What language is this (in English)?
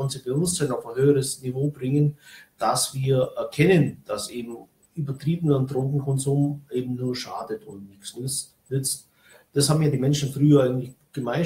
German